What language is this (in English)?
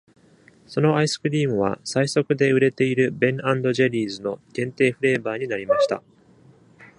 Japanese